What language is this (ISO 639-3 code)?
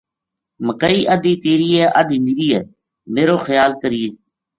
gju